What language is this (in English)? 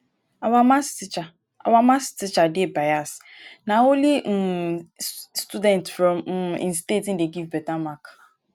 Nigerian Pidgin